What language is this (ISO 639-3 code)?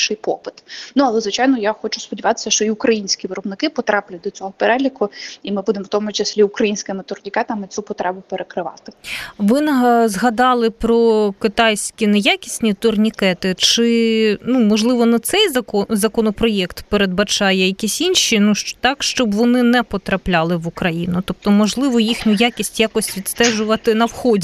ukr